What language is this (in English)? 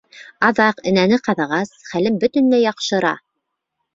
Bashkir